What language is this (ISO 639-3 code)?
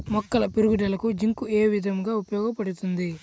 tel